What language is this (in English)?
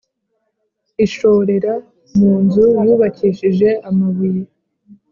Kinyarwanda